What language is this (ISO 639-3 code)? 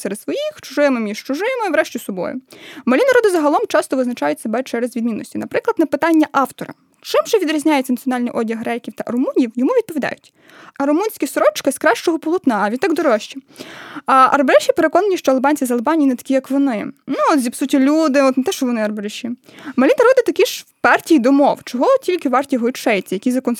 ukr